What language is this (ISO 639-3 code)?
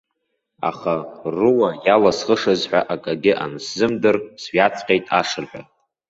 abk